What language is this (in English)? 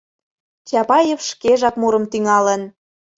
Mari